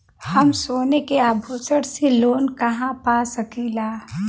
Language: Bhojpuri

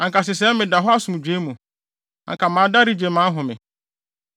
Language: Akan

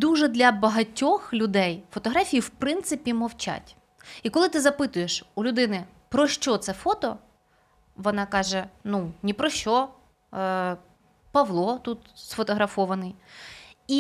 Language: Ukrainian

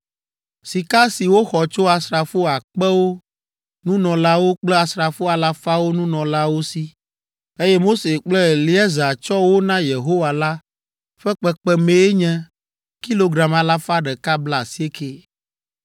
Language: Ewe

